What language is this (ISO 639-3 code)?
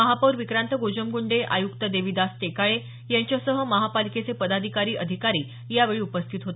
mar